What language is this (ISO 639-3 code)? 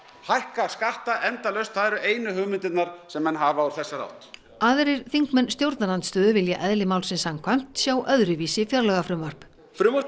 isl